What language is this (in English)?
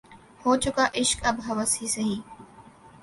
Urdu